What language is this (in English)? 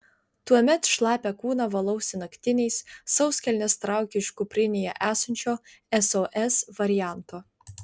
Lithuanian